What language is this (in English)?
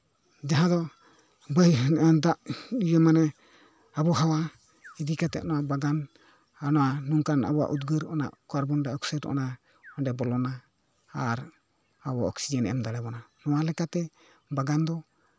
Santali